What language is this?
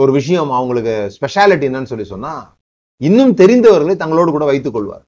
Tamil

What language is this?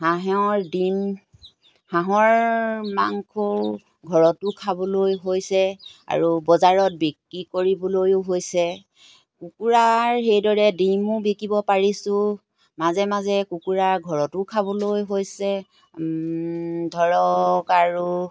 Assamese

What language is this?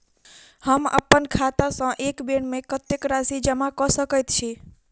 Maithili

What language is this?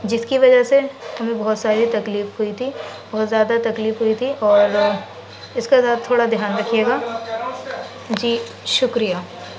Urdu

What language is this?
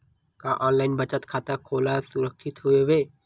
Chhattisgarhi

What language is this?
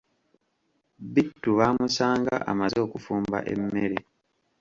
Ganda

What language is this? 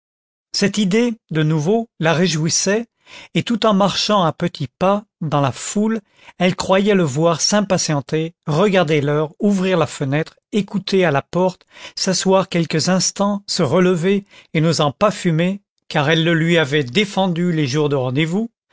French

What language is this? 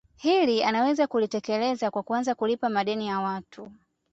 Swahili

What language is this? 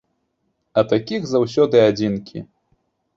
Belarusian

